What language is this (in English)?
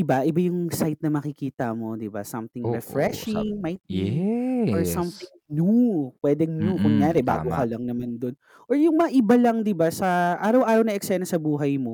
Filipino